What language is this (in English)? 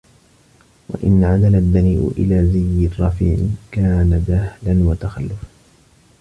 Arabic